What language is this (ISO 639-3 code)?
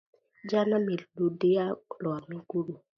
swa